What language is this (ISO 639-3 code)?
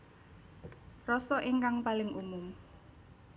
jav